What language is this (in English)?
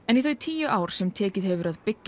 Icelandic